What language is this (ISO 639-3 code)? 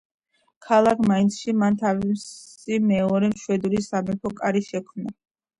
kat